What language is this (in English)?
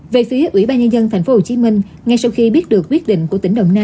Vietnamese